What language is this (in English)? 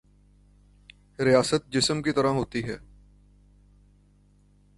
Urdu